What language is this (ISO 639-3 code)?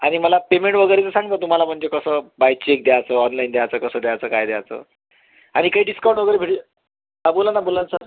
mar